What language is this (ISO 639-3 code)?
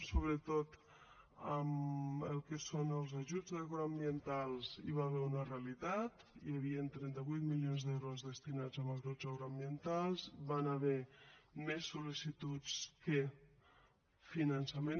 cat